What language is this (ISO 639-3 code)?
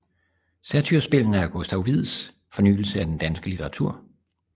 dan